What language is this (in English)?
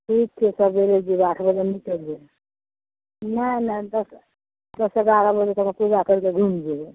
Maithili